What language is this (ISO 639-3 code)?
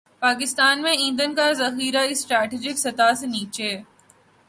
urd